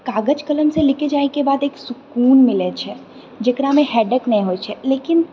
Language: Maithili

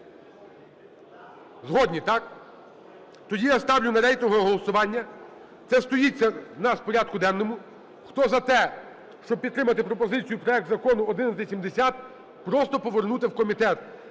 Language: Ukrainian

